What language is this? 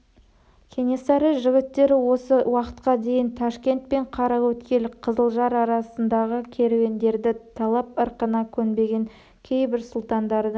Kazakh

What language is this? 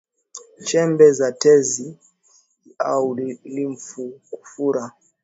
Swahili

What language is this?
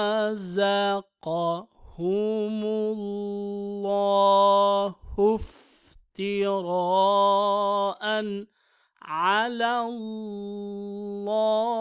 Arabic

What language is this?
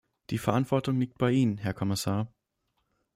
German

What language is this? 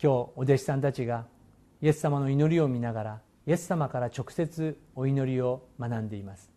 Japanese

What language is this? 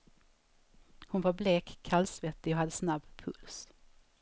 Swedish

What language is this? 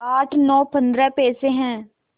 Hindi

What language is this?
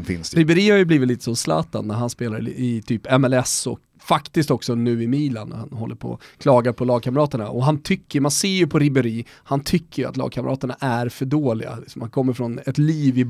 Swedish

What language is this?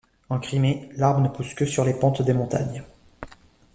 French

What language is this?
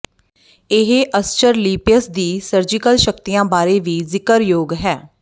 Punjabi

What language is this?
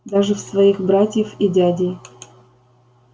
Russian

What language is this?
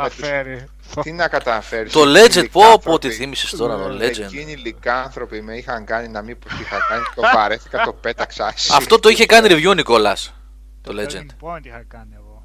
Greek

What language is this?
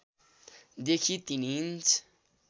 Nepali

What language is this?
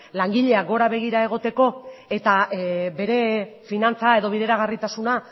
Basque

